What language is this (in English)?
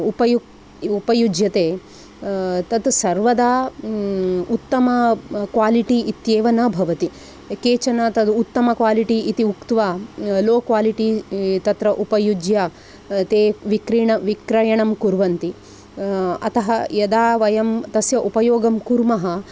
Sanskrit